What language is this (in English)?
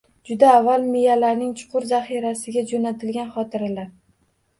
Uzbek